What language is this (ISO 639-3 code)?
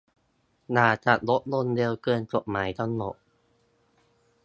tha